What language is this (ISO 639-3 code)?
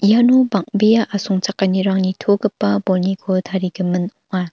grt